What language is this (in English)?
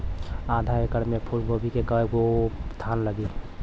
Bhojpuri